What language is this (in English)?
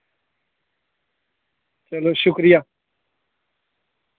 Dogri